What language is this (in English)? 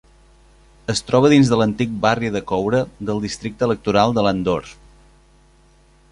Catalan